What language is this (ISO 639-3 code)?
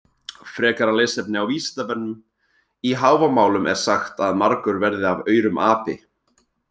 isl